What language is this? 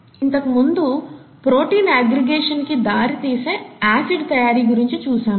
Telugu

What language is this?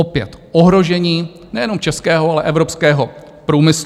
Czech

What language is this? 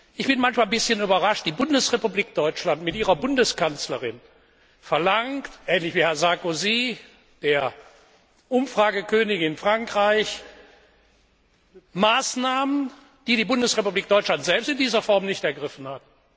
German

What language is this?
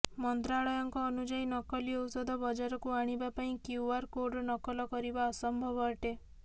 Odia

